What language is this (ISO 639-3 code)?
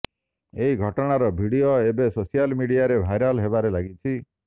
ori